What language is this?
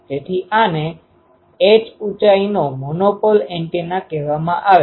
Gujarati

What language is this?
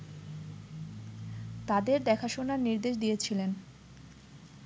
Bangla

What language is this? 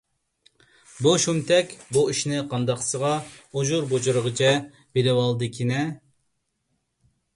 Uyghur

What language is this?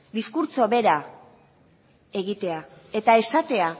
Basque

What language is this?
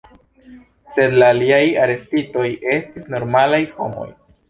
Esperanto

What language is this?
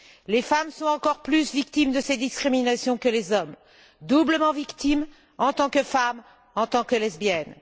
French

